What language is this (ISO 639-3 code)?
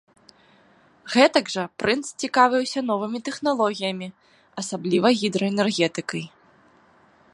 bel